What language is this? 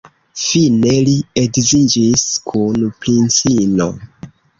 Esperanto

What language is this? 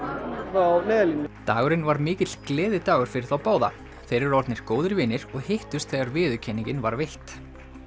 Icelandic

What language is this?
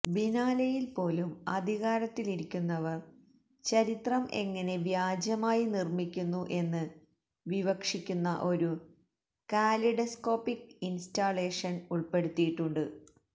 Malayalam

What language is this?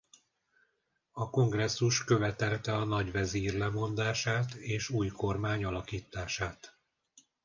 Hungarian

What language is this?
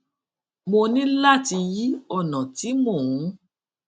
Yoruba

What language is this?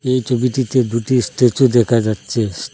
Bangla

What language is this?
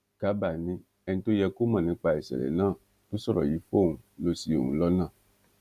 Yoruba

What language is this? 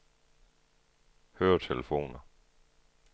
Danish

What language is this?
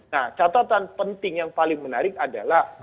Indonesian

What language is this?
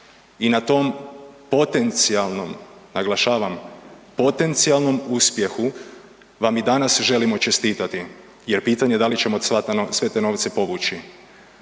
Croatian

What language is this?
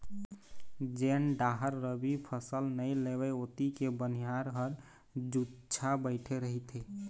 Chhattisgarhi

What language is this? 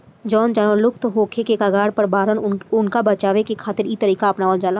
Bhojpuri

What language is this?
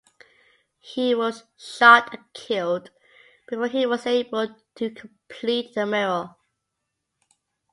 English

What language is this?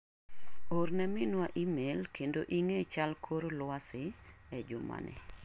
Luo (Kenya and Tanzania)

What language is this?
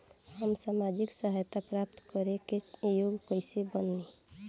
Bhojpuri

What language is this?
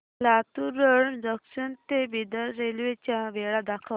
Marathi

